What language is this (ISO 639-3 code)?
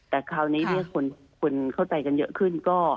tha